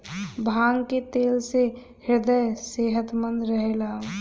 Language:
Bhojpuri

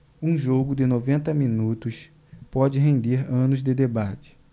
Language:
Portuguese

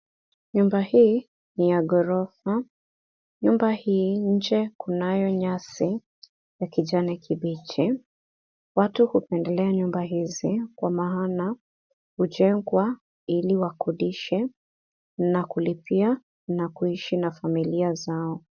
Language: Swahili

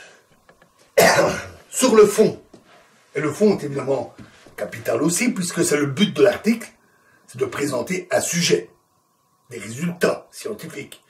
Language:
French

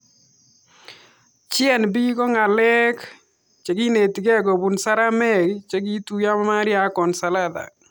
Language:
Kalenjin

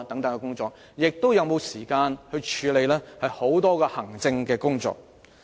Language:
Cantonese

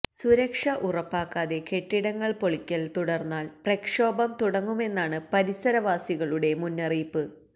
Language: Malayalam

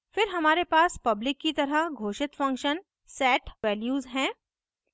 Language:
Hindi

